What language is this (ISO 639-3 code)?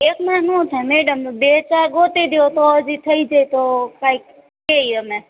guj